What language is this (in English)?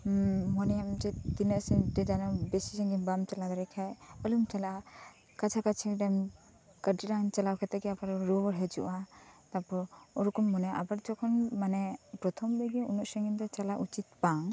Santali